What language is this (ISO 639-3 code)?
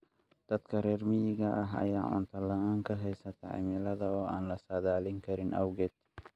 som